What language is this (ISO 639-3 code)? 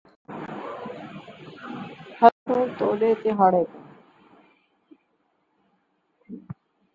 skr